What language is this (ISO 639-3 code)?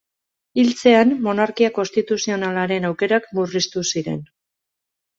eus